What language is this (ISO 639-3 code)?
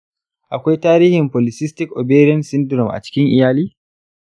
hau